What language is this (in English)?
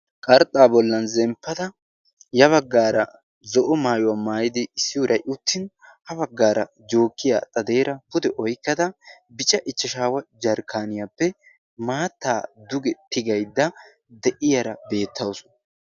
Wolaytta